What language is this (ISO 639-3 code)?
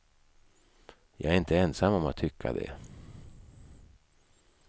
swe